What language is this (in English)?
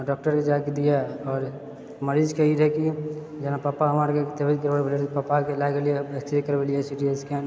Maithili